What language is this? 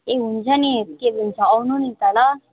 Nepali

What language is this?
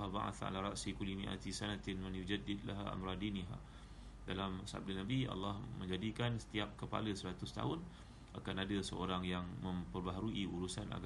Malay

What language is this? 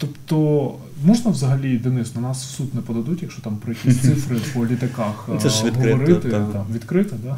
Ukrainian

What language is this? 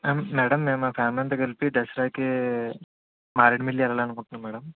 Telugu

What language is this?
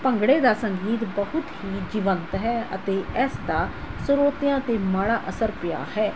Punjabi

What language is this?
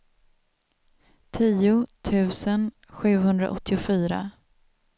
Swedish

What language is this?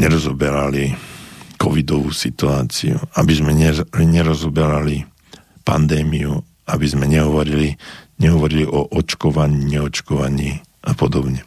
Slovak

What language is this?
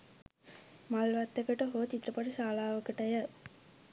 Sinhala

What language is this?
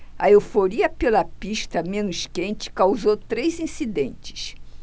Portuguese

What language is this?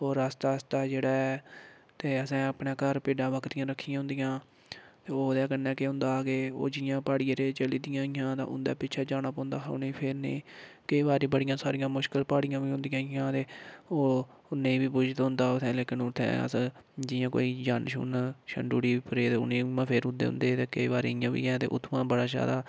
Dogri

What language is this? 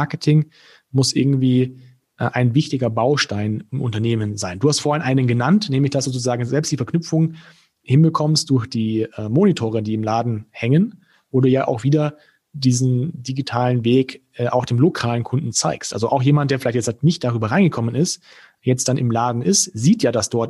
German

